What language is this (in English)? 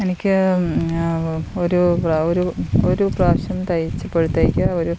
Malayalam